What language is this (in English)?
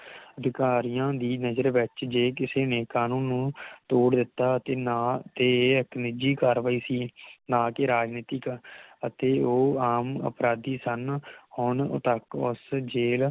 Punjabi